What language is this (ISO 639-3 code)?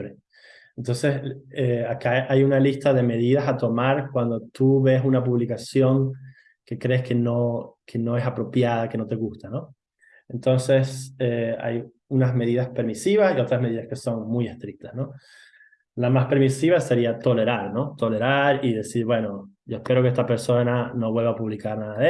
spa